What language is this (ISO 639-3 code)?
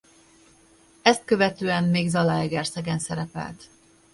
hun